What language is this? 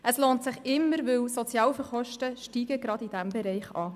Swiss German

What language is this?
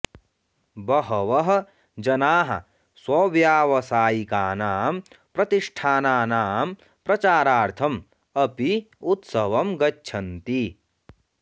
Sanskrit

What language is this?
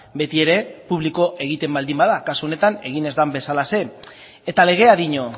Basque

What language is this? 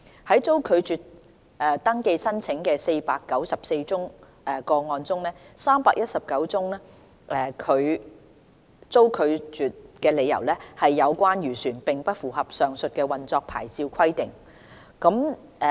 Cantonese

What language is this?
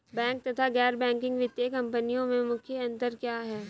Hindi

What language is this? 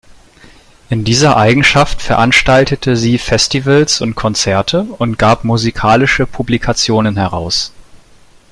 German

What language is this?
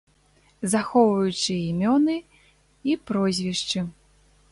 Belarusian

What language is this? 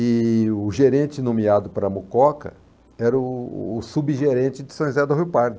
Portuguese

